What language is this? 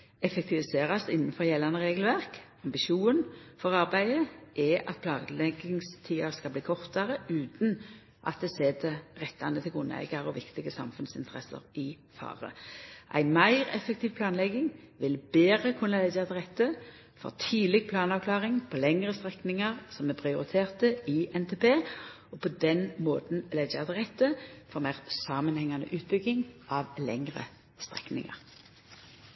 Norwegian Nynorsk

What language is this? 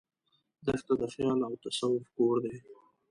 Pashto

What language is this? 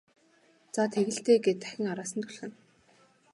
Mongolian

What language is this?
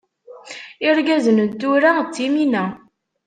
Kabyle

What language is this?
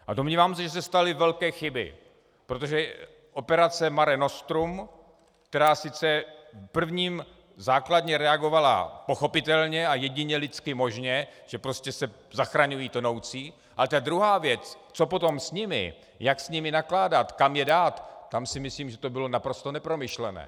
Czech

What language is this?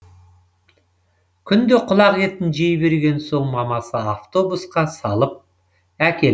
Kazakh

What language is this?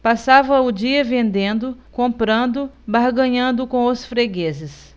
Portuguese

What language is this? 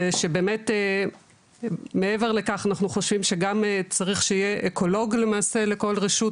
Hebrew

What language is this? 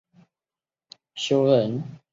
Chinese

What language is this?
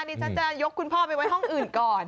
Thai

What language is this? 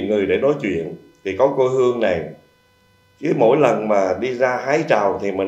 Vietnamese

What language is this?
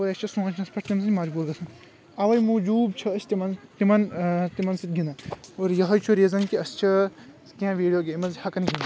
Kashmiri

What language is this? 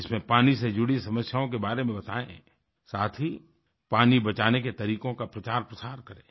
Hindi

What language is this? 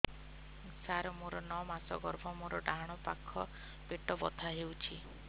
Odia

